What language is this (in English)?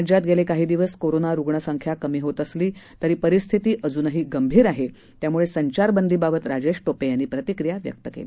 Marathi